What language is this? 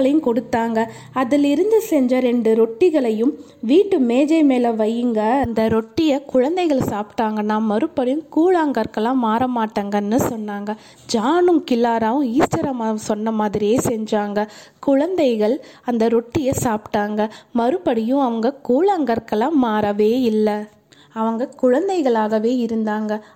Tamil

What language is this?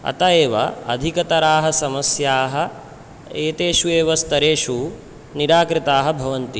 Sanskrit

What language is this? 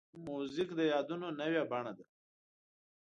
Pashto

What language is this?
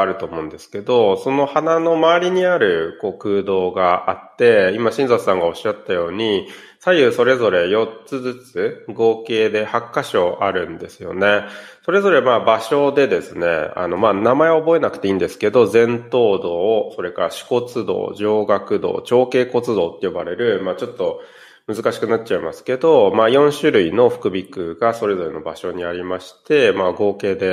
Japanese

